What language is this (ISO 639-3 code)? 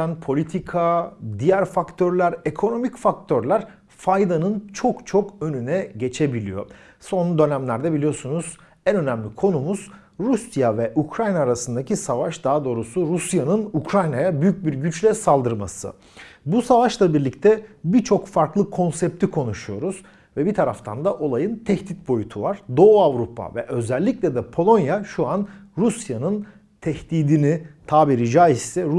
tur